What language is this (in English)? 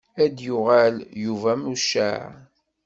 Kabyle